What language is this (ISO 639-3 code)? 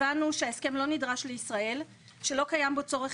heb